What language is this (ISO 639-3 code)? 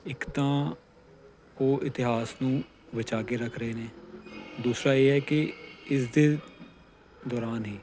pan